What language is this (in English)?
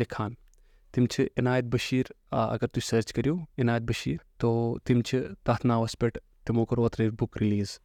Urdu